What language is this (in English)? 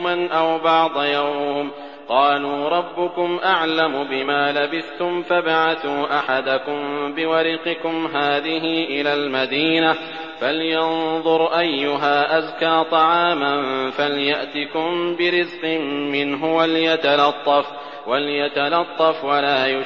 Arabic